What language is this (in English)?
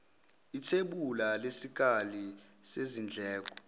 Zulu